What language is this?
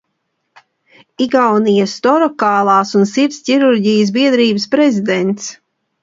Latvian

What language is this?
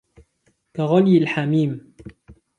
Arabic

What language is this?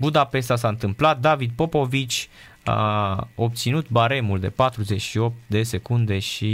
Romanian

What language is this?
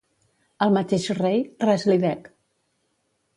Catalan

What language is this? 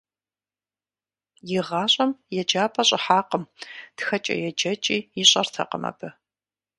Kabardian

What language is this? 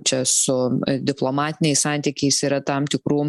Lithuanian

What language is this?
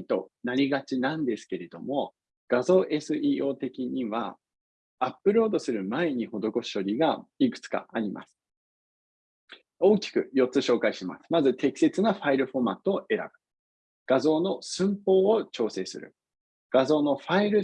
Japanese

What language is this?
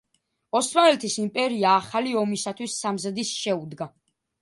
Georgian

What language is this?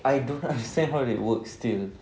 English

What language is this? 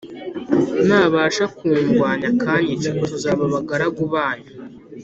Kinyarwanda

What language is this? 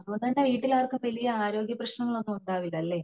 Malayalam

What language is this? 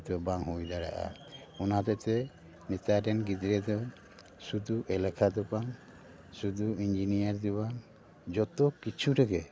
Santali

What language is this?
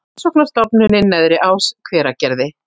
Icelandic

